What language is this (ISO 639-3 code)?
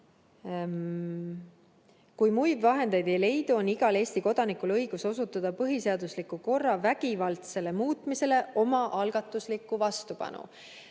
est